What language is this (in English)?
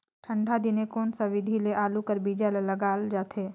Chhattisgarhi